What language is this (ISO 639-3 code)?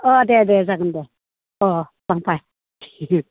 brx